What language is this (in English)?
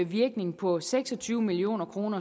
Danish